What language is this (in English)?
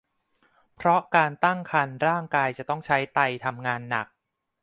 Thai